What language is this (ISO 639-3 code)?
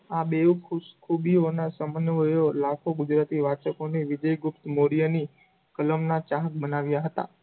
guj